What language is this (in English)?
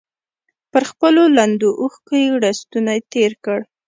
Pashto